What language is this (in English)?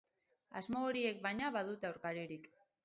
Basque